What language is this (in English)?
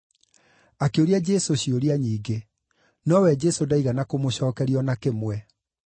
Kikuyu